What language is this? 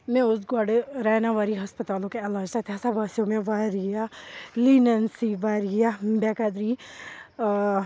Kashmiri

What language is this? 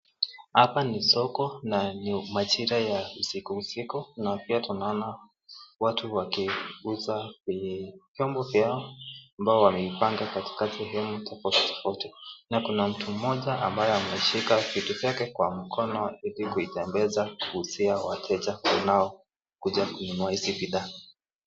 Swahili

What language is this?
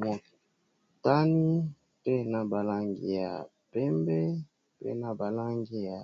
Lingala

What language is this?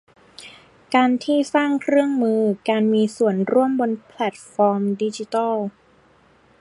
Thai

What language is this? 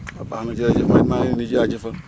Wolof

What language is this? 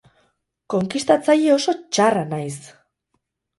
Basque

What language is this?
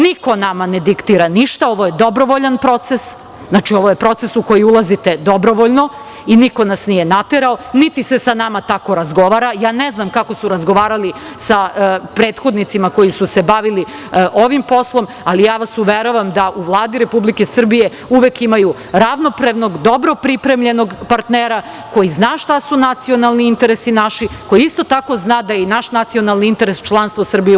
Serbian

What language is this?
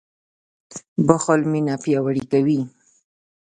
Pashto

